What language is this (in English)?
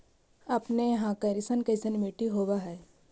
Magahi